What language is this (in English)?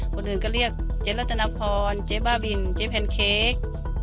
Thai